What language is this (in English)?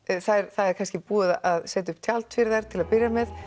Icelandic